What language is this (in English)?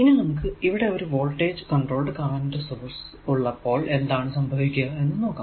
Malayalam